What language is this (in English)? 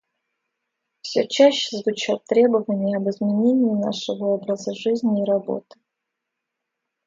Russian